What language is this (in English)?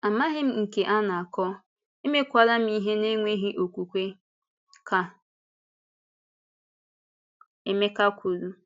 Igbo